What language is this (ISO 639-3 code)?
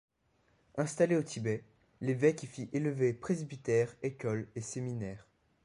fra